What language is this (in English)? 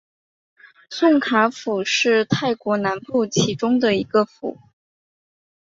Chinese